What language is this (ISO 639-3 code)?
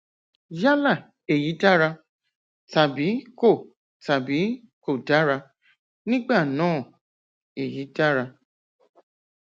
yor